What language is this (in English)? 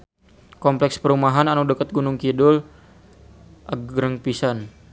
Sundanese